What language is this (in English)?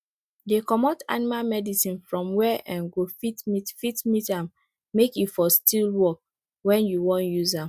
Nigerian Pidgin